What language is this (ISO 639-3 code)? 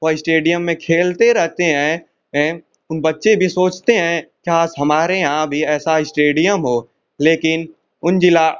hin